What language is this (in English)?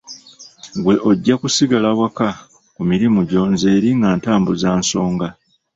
Ganda